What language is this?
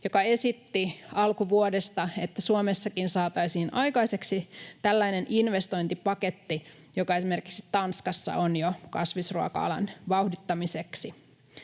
Finnish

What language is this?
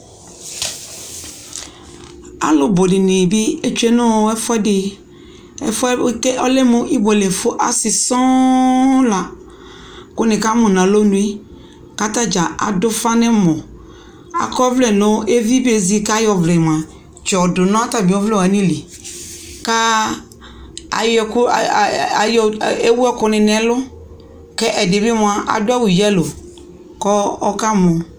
Ikposo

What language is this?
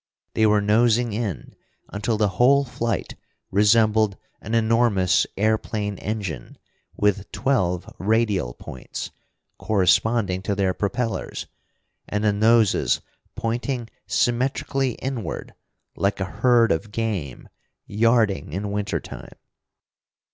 English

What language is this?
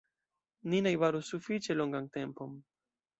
Esperanto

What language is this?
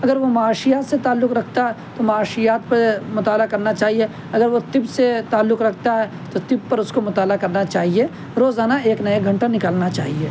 Urdu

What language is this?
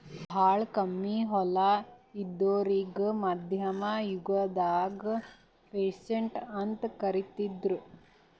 Kannada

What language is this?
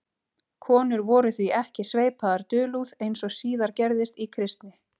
Icelandic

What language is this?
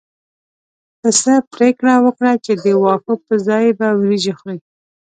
Pashto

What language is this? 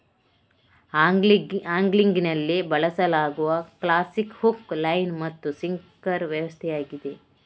Kannada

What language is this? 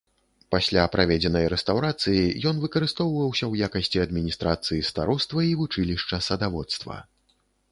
Belarusian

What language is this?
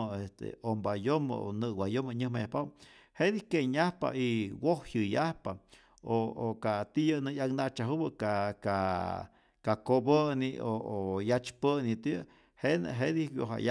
Rayón Zoque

